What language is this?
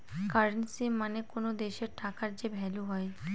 Bangla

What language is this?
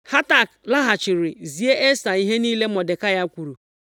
Igbo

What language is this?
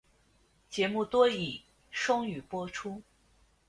Chinese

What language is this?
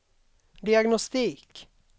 Swedish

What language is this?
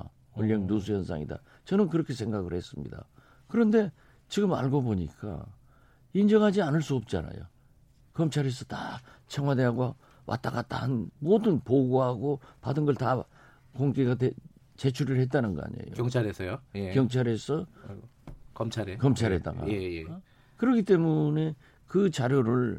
Korean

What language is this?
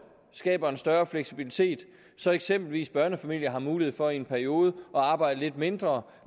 Danish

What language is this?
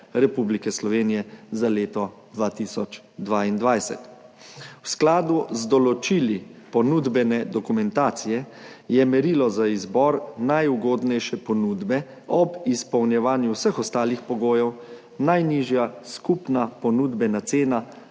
Slovenian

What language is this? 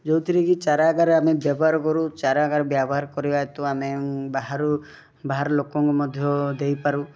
Odia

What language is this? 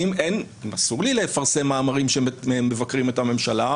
Hebrew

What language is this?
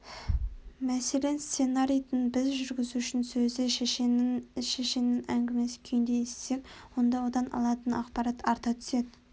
Kazakh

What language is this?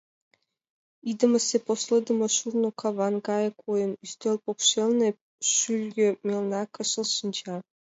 Mari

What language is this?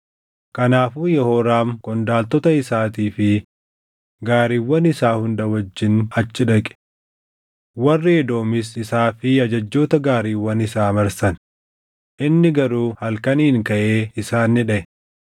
Oromo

